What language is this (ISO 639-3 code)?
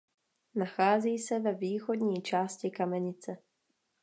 ces